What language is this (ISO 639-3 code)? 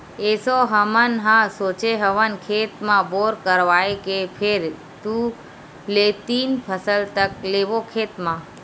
hne